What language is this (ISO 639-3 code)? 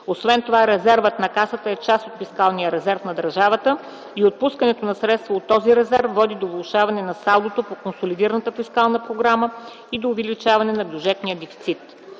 bul